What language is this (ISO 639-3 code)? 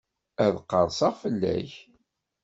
kab